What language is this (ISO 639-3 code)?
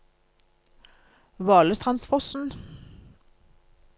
nor